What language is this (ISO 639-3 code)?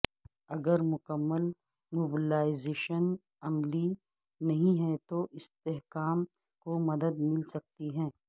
urd